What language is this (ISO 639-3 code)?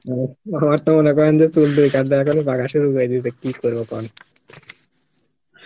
ben